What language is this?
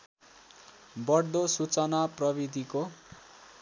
Nepali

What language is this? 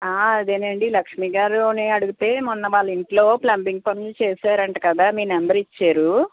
Telugu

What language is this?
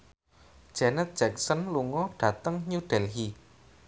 Javanese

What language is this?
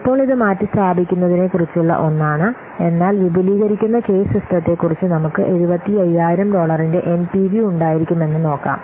Malayalam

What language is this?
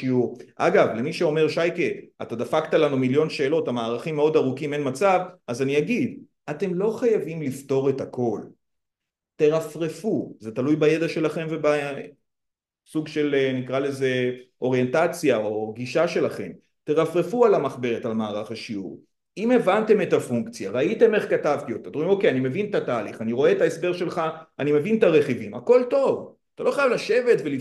Hebrew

